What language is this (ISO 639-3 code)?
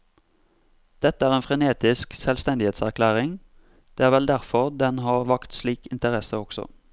nor